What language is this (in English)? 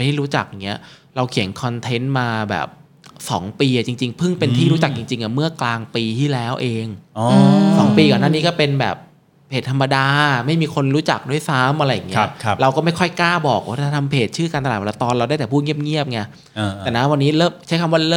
Thai